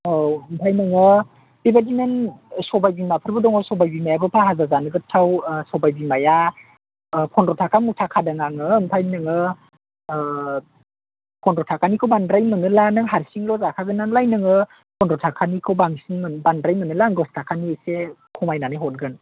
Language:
Bodo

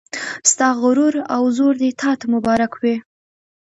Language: Pashto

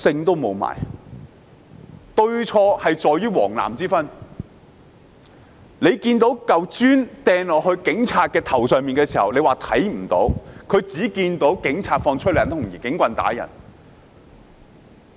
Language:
Cantonese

